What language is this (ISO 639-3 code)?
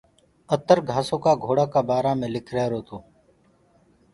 ggg